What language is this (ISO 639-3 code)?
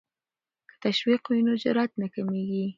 pus